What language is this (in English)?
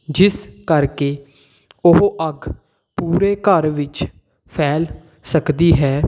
Punjabi